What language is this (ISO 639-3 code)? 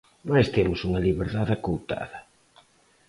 glg